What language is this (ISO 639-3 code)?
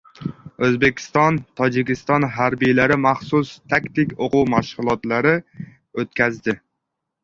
uzb